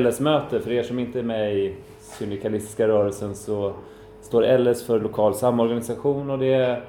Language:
Swedish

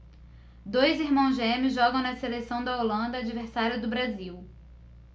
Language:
Portuguese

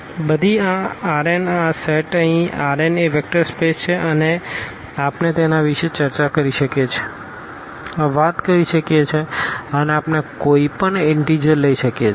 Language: Gujarati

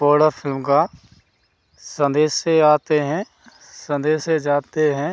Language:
Hindi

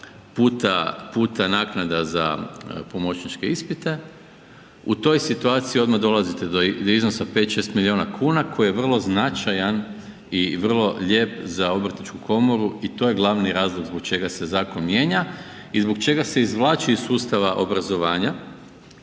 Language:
Croatian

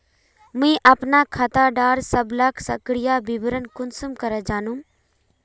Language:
Magahi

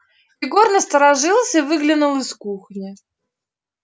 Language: Russian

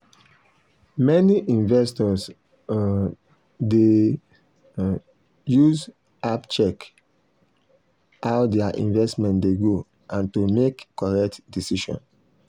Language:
Nigerian Pidgin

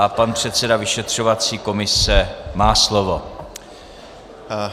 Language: Czech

